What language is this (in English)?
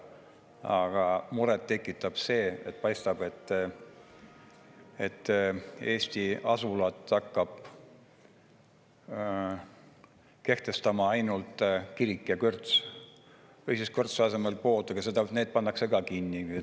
Estonian